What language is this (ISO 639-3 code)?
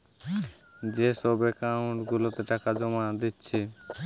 ben